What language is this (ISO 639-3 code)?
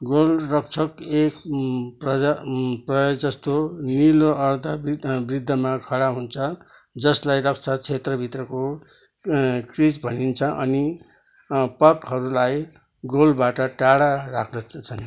nep